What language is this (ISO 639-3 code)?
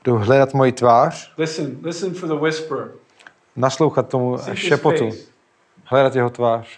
ces